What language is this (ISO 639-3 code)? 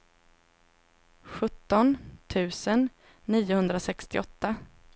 swe